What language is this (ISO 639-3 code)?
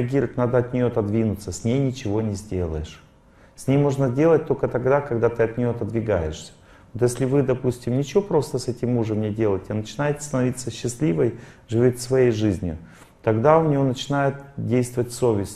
rus